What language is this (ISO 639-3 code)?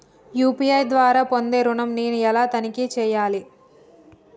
tel